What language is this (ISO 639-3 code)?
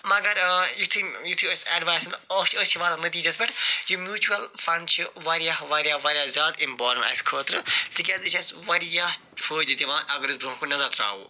kas